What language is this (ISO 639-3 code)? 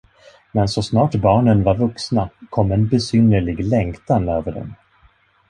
swe